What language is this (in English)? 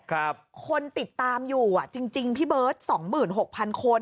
Thai